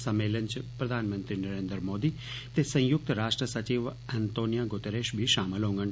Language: Dogri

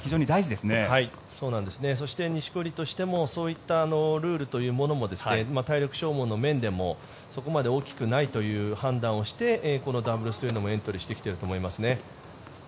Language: Japanese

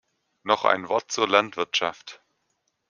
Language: German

